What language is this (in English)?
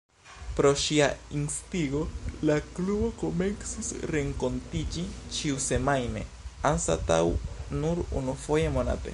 Esperanto